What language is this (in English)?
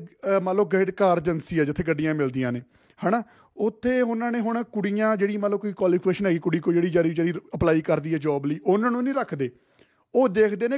Punjabi